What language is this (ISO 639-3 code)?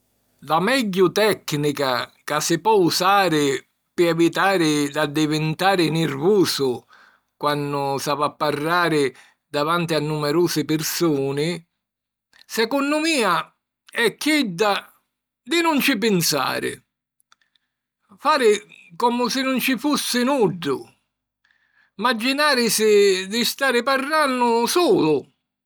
scn